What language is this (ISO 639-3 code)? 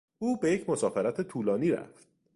fas